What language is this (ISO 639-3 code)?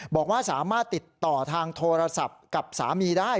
tha